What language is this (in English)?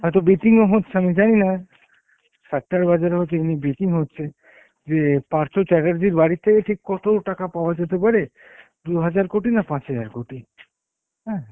Bangla